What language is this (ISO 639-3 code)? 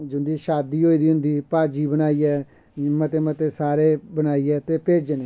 doi